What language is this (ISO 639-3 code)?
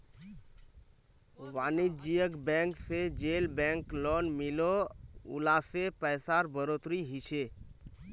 mag